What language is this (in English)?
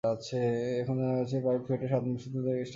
Bangla